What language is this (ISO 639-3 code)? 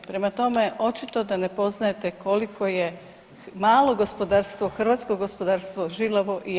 hrv